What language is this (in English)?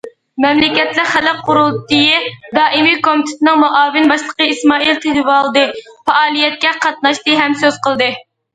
Uyghur